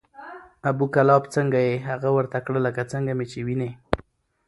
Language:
Pashto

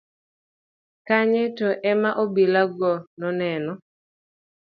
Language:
Luo (Kenya and Tanzania)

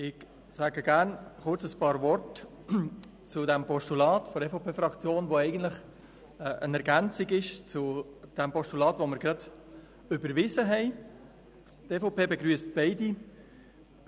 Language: Swiss German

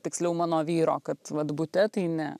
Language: Lithuanian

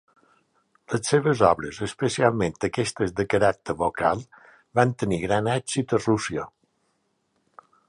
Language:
Catalan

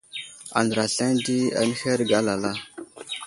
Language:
Wuzlam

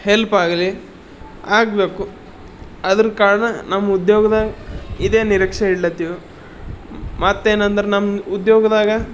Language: Kannada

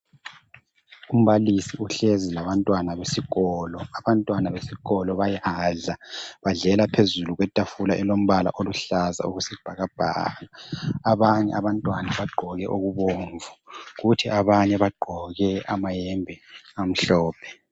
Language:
North Ndebele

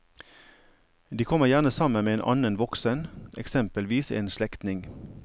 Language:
Norwegian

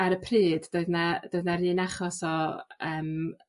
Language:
Welsh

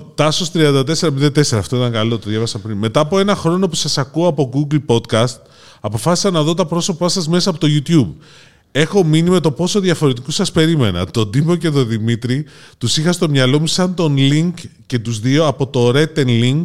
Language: Greek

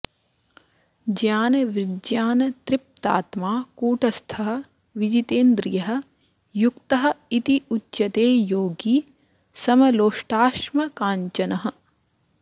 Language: Sanskrit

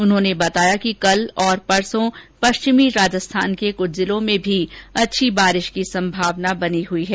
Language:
Hindi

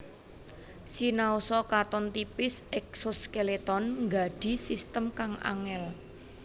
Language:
Javanese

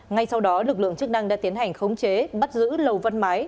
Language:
Vietnamese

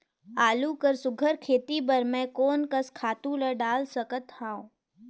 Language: Chhattisgarhi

